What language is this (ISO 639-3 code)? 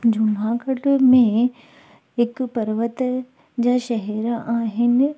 snd